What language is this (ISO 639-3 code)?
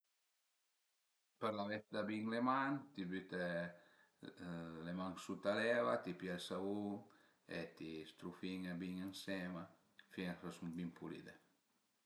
pms